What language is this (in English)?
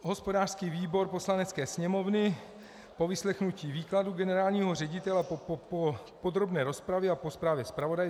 Czech